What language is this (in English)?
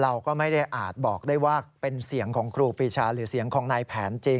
Thai